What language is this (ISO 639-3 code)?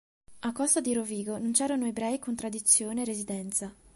ita